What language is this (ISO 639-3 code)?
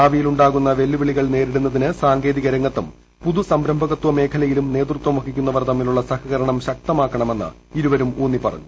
mal